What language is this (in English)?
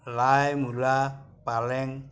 Assamese